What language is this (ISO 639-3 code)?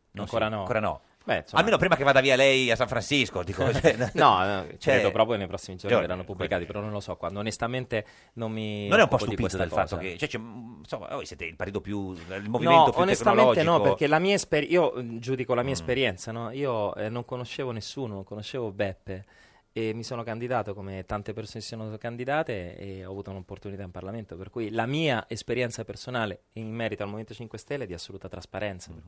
ita